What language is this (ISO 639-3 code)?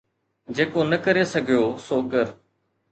snd